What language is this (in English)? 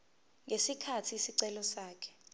Zulu